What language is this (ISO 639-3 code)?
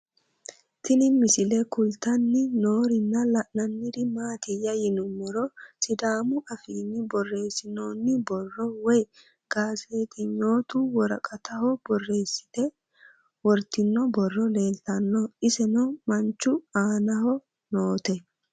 sid